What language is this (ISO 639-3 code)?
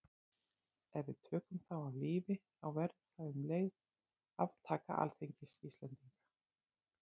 isl